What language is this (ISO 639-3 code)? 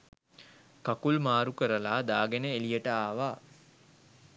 sin